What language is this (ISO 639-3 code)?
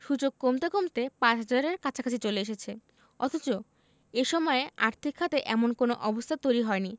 ben